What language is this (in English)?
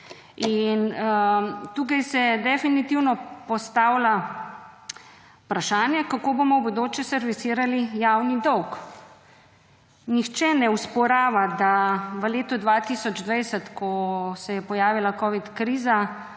Slovenian